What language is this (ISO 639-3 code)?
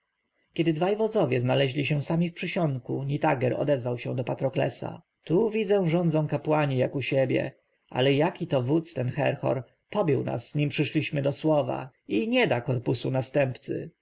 pol